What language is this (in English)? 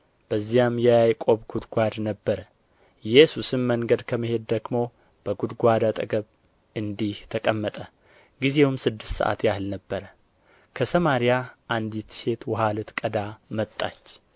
Amharic